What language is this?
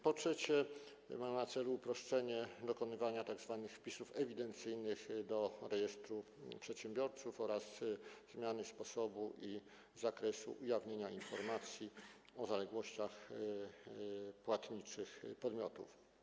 Polish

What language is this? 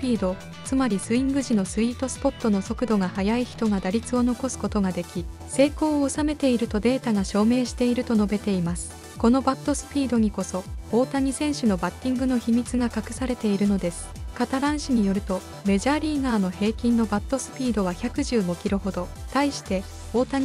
Japanese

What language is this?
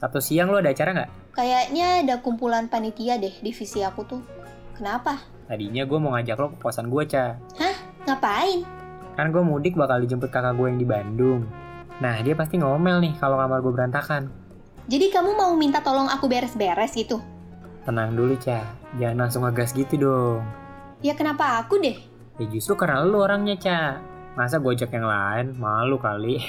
Indonesian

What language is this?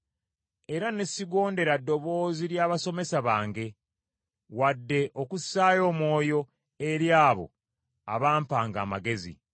Ganda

